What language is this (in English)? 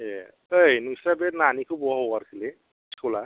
Bodo